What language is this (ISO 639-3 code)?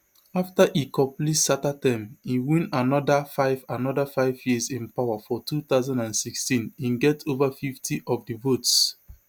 pcm